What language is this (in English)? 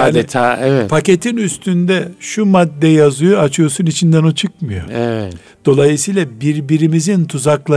Turkish